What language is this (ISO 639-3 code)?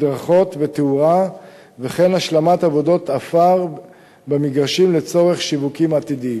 heb